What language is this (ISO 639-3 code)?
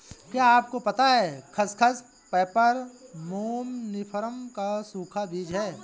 hin